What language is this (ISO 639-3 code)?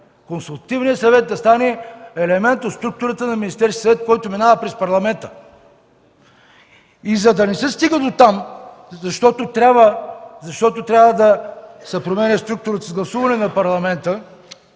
bul